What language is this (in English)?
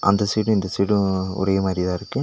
Tamil